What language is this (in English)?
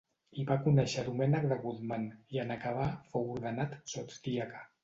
Catalan